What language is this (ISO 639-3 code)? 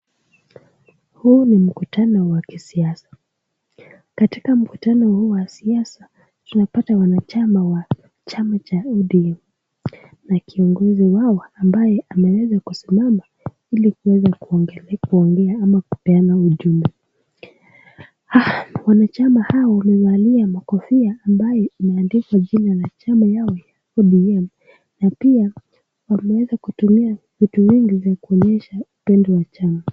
swa